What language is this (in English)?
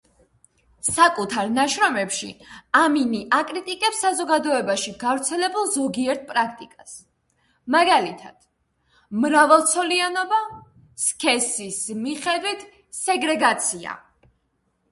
Georgian